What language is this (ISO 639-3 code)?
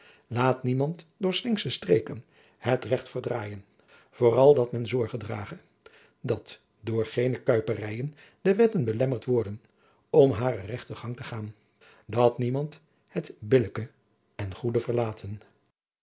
nld